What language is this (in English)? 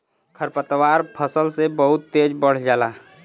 Bhojpuri